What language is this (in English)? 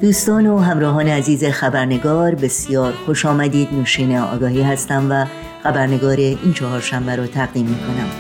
Persian